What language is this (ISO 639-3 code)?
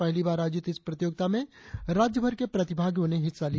hin